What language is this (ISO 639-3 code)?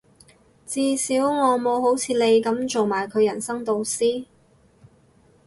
yue